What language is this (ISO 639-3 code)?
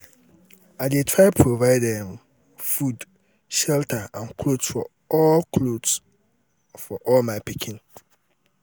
pcm